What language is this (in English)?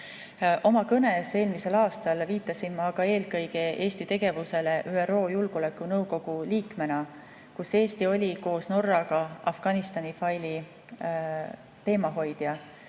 Estonian